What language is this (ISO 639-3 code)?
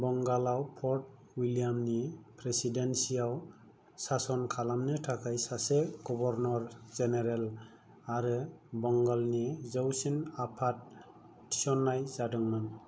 brx